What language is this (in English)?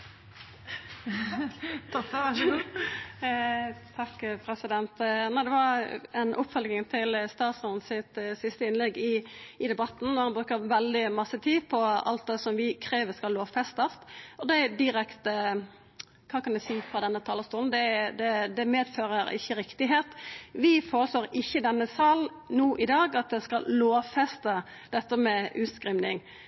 Norwegian Nynorsk